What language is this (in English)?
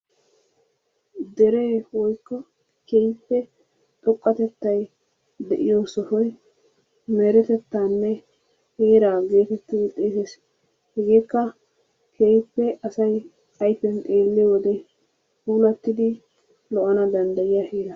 Wolaytta